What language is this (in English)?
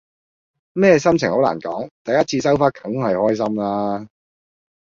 Cantonese